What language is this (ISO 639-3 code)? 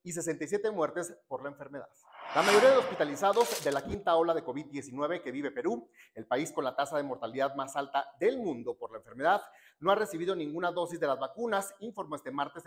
spa